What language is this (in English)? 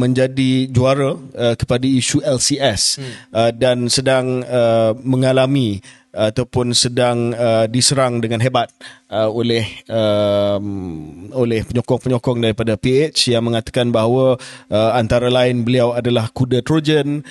Malay